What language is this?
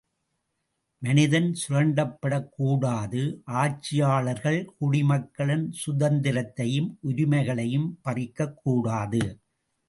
Tamil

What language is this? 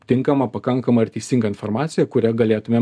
Lithuanian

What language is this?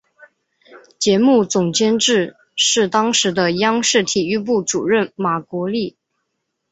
Chinese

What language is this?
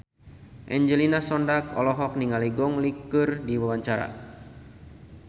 Sundanese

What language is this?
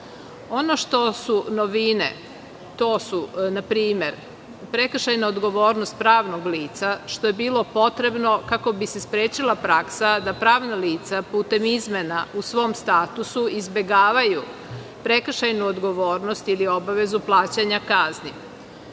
Serbian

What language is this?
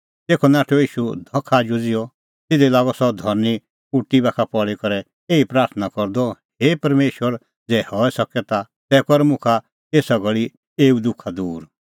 Kullu Pahari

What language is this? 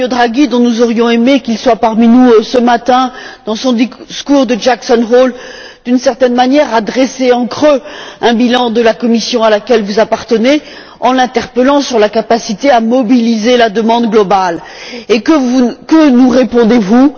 French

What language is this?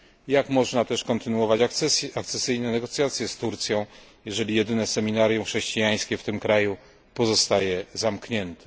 Polish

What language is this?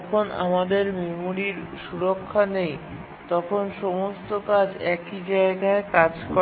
Bangla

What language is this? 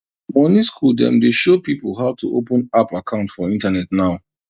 Nigerian Pidgin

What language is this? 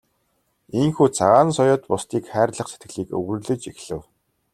Mongolian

